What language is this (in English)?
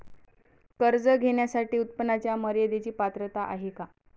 Marathi